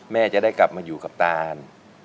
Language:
Thai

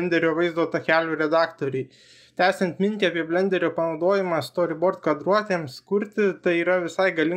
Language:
Lithuanian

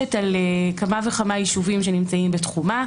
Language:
Hebrew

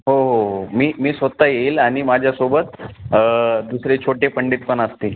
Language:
Marathi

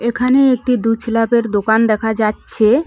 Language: Bangla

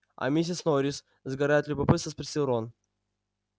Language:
Russian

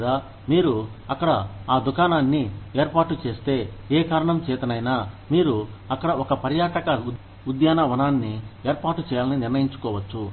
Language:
Telugu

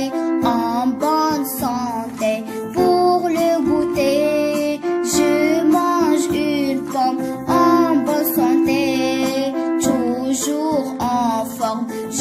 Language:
Japanese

